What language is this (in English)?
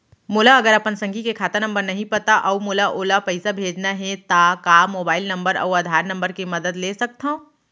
Chhattisgarhi